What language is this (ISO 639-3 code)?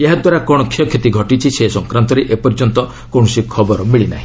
ori